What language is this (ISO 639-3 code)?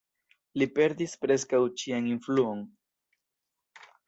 epo